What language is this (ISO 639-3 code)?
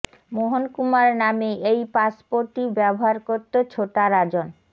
ben